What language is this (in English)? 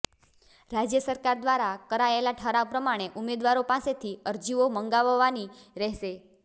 Gujarati